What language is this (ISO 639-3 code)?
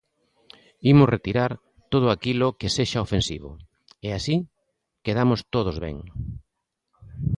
glg